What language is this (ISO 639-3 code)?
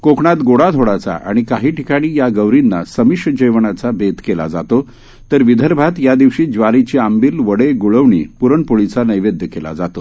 mar